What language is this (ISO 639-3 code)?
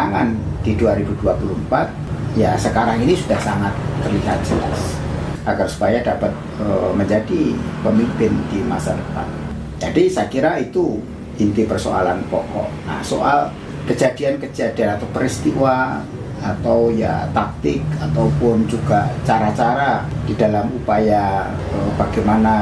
ind